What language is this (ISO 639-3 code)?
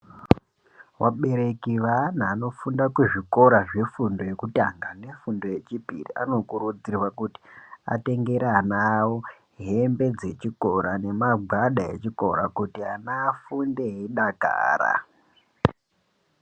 ndc